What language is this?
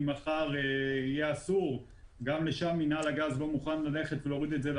Hebrew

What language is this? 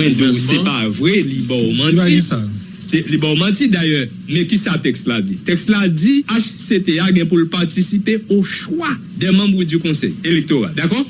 French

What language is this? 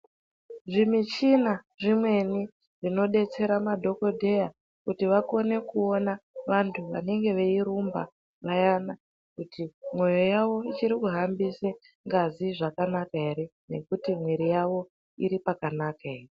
Ndau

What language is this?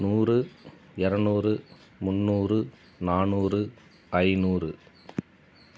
Tamil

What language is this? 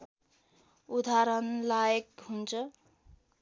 Nepali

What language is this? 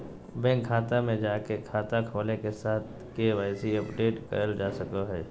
Magahi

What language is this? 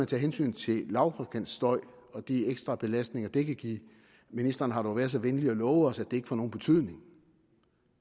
Danish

